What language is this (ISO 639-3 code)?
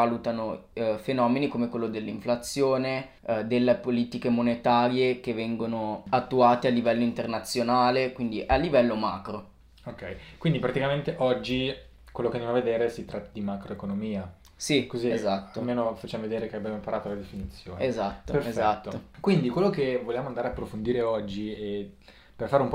ita